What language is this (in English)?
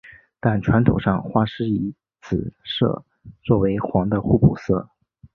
Chinese